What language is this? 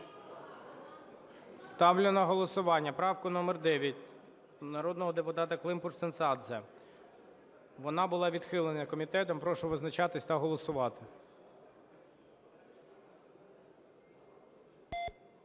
Ukrainian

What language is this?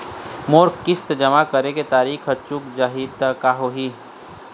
Chhattisgarhi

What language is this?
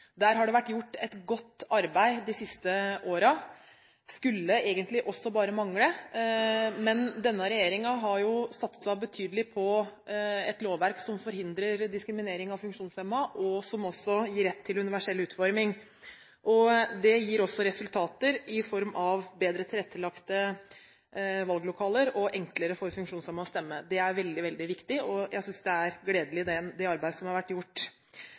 Norwegian Bokmål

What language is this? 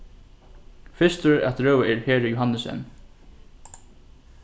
Faroese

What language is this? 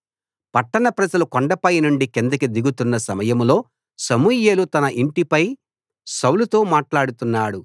Telugu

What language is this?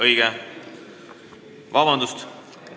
Estonian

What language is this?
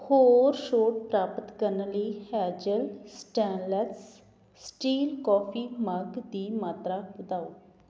Punjabi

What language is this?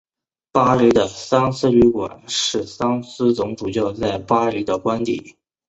Chinese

